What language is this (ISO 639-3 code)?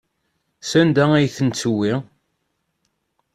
kab